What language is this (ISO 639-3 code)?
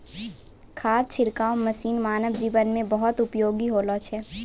mai